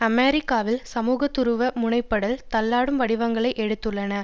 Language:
Tamil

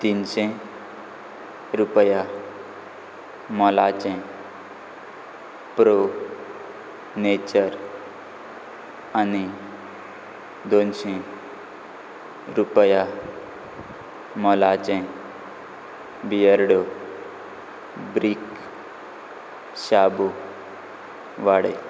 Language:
Konkani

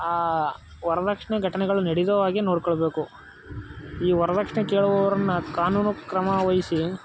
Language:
Kannada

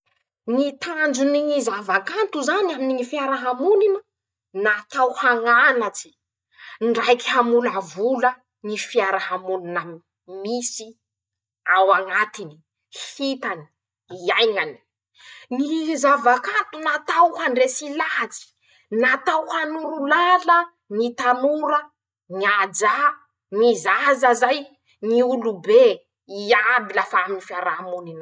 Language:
Masikoro Malagasy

